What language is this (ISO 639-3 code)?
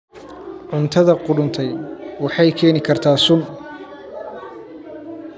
som